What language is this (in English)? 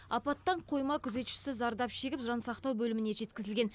Kazakh